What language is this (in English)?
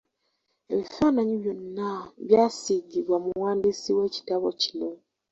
Ganda